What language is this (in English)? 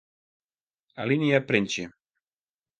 Western Frisian